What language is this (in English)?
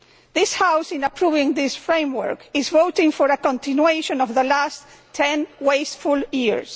English